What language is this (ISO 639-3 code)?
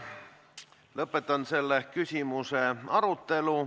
est